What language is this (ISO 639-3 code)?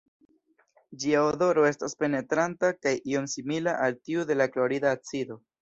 epo